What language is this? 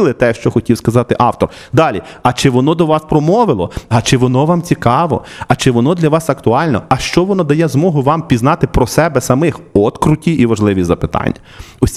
Ukrainian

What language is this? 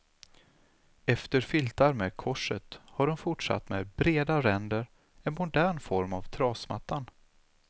Swedish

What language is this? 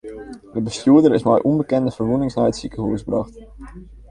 Western Frisian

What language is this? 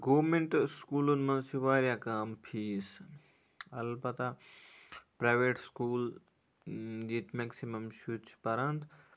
Kashmiri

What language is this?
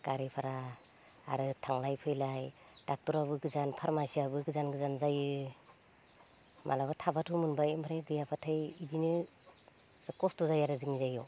Bodo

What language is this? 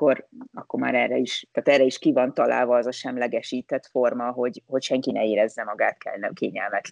Hungarian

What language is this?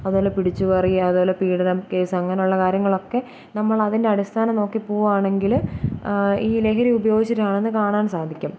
Malayalam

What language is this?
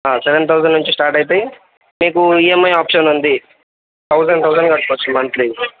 Telugu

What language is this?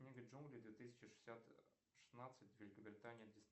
Russian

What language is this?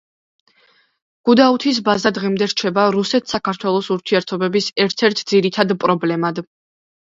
Georgian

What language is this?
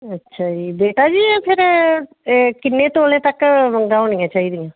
Punjabi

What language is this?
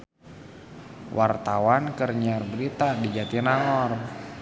Sundanese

